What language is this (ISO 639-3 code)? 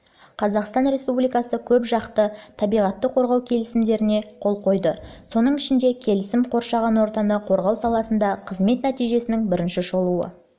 kaz